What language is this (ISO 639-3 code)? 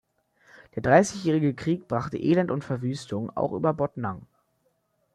deu